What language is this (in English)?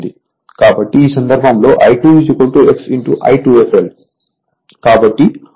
Telugu